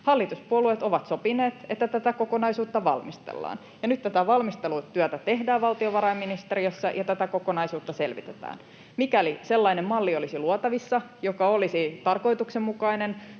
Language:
Finnish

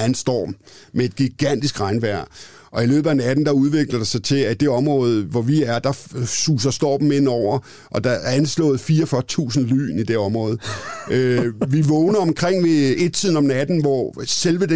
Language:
Danish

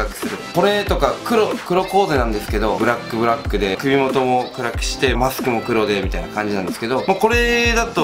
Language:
Japanese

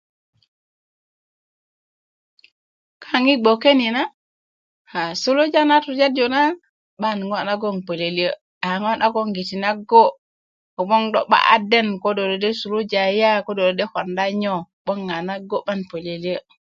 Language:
Kuku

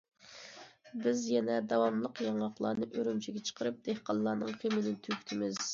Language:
Uyghur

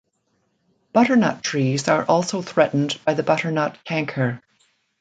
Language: English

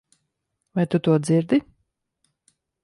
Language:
Latvian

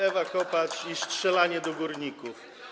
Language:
Polish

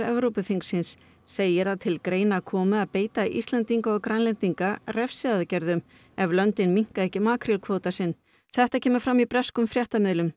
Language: Icelandic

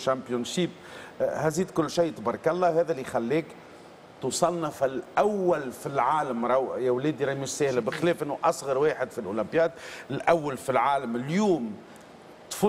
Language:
Arabic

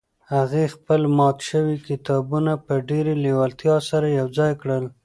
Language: Pashto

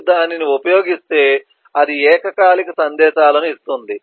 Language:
Telugu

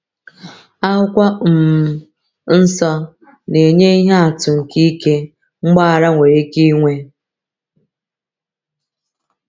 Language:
Igbo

